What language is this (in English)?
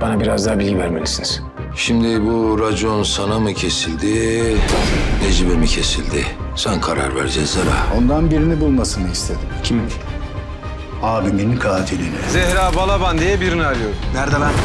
Turkish